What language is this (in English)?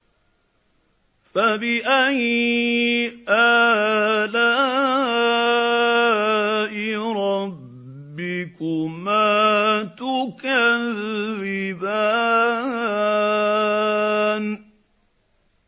Arabic